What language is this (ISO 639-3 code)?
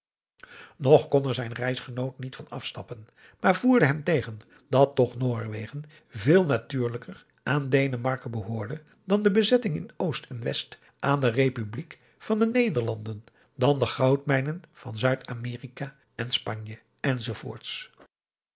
nld